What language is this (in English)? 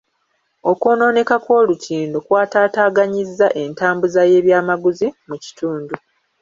Ganda